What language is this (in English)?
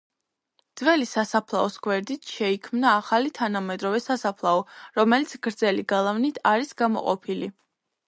Georgian